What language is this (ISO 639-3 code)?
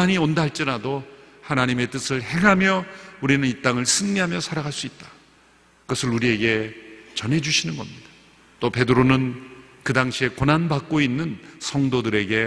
kor